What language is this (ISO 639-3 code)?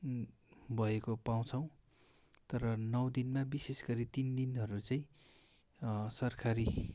nep